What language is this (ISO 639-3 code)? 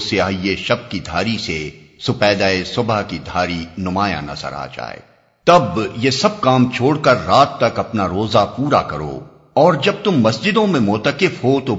urd